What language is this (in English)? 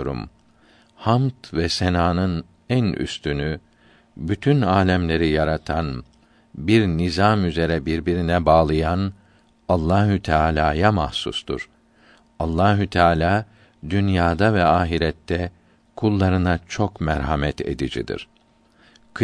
Turkish